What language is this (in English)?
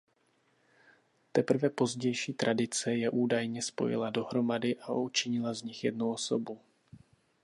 Czech